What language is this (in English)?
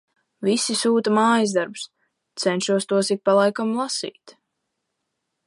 Latvian